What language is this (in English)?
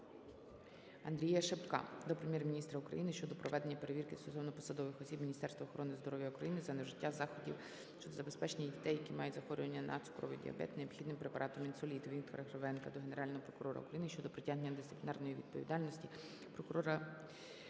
Ukrainian